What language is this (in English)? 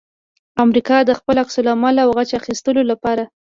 Pashto